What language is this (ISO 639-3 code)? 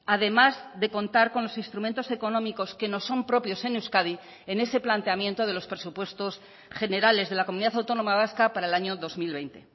spa